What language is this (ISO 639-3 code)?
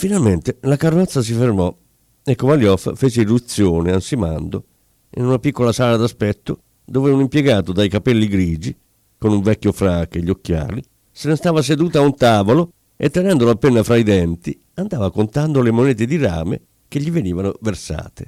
ita